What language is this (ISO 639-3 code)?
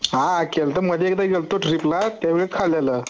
mar